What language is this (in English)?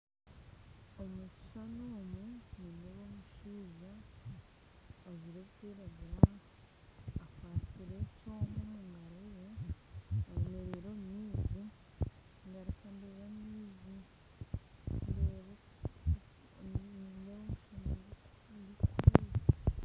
Nyankole